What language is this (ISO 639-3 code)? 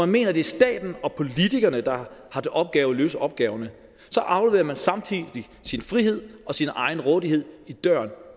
dan